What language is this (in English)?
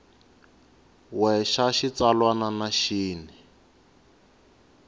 Tsonga